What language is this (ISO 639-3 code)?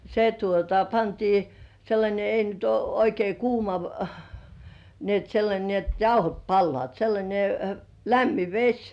fin